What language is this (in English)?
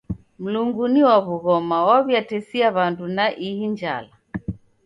Taita